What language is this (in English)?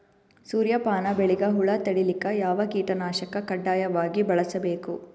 Kannada